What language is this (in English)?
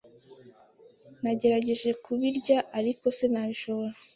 Kinyarwanda